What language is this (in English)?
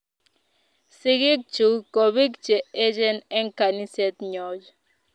Kalenjin